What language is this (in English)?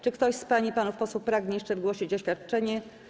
Polish